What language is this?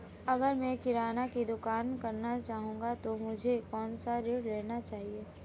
Hindi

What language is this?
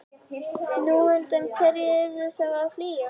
Icelandic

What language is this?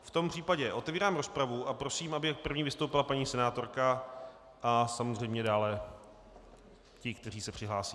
Czech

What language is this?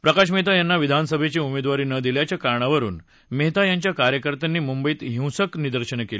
Marathi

